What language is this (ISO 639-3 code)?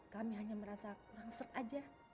ind